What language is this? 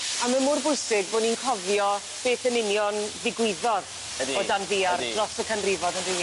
Welsh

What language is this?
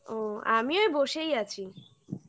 Bangla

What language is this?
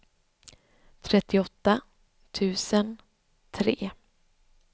Swedish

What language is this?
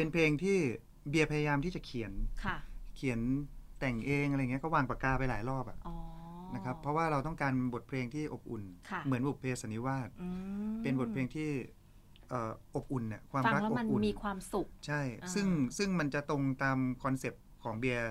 Thai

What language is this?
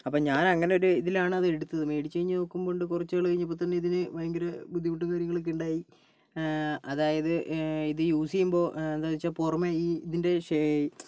Malayalam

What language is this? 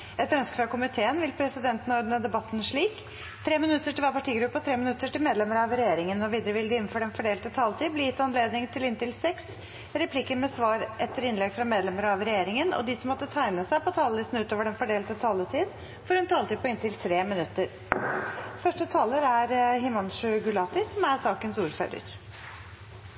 Norwegian Bokmål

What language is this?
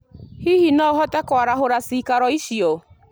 Kikuyu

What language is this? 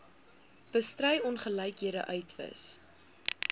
Afrikaans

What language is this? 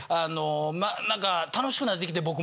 Japanese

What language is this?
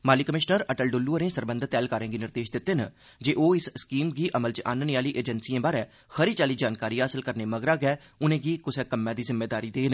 Dogri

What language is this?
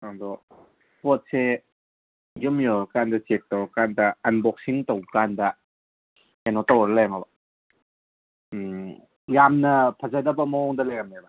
Manipuri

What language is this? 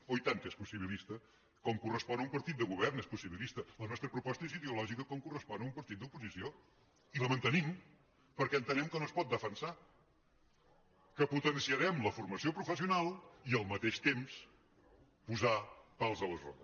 Catalan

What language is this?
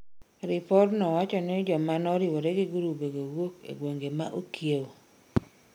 Luo (Kenya and Tanzania)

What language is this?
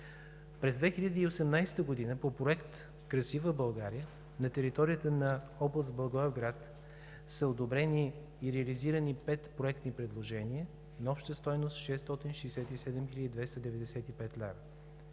Bulgarian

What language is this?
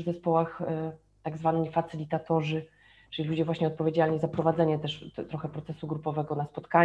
Polish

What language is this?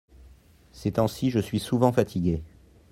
French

